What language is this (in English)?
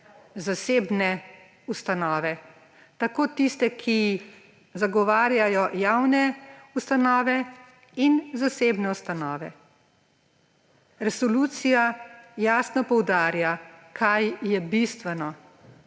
Slovenian